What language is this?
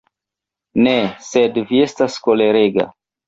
Esperanto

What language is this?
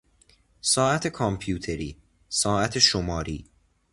Persian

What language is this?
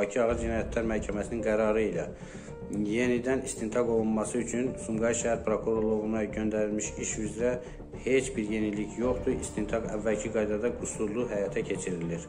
Turkish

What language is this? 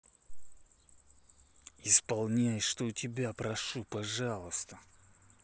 Russian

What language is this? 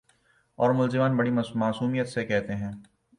Urdu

